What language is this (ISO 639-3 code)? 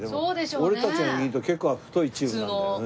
jpn